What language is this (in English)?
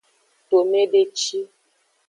Aja (Benin)